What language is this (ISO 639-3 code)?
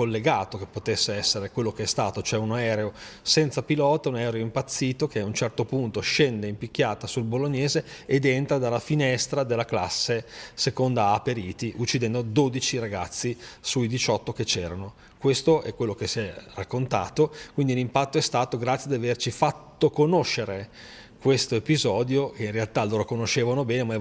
ita